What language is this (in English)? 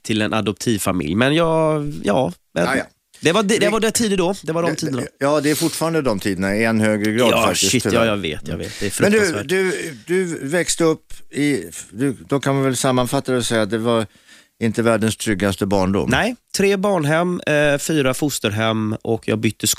Swedish